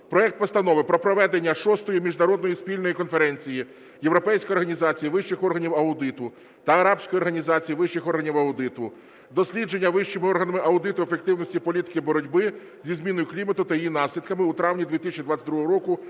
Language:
Ukrainian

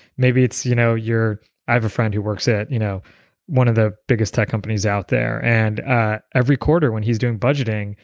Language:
English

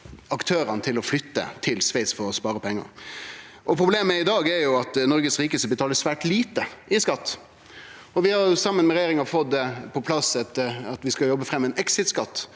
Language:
Norwegian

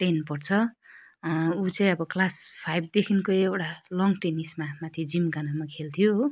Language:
Nepali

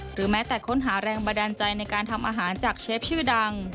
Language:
Thai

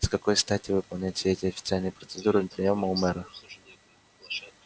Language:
Russian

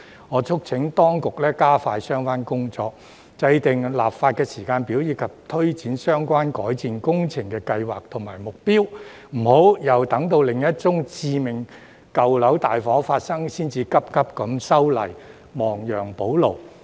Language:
Cantonese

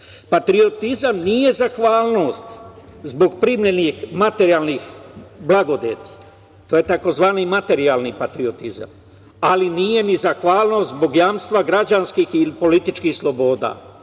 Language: Serbian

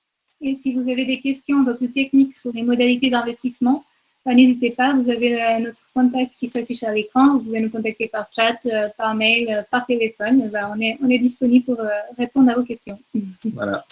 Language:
French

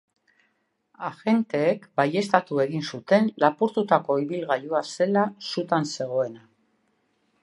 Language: Basque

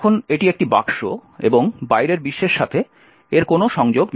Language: Bangla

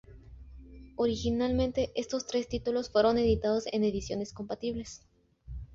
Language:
Spanish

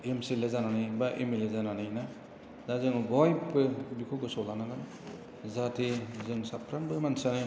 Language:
Bodo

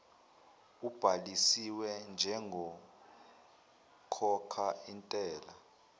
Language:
Zulu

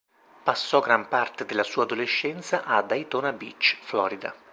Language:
Italian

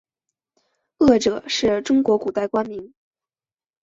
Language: Chinese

